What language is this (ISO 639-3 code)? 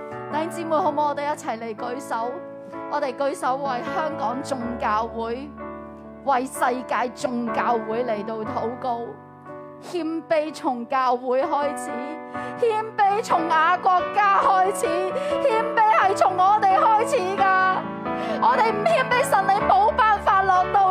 zho